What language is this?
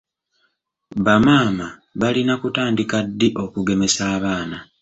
Ganda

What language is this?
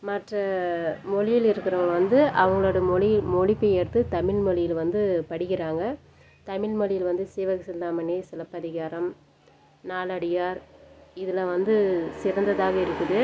Tamil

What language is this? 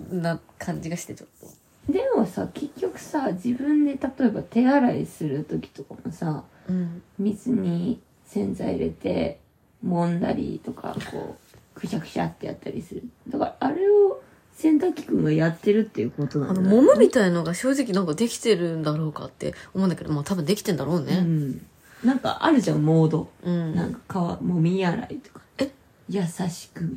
Japanese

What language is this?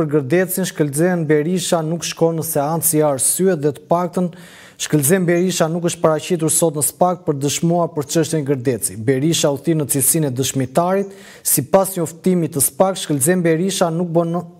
Romanian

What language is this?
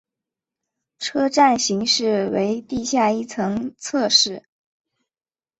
Chinese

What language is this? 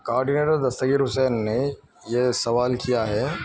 Urdu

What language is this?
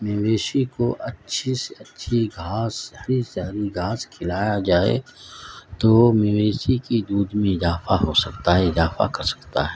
Urdu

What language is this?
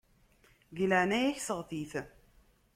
Kabyle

